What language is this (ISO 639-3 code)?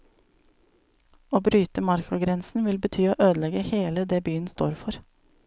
nor